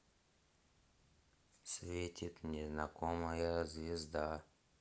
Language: Russian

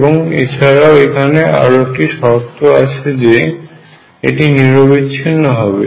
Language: Bangla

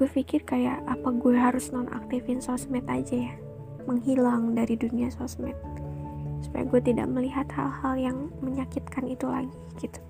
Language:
Indonesian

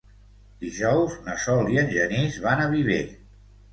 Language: Catalan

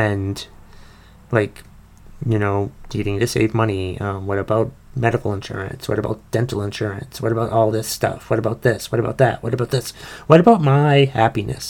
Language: English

